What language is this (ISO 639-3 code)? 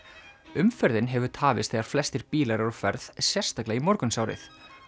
isl